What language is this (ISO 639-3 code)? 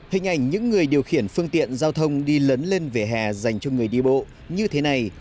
vie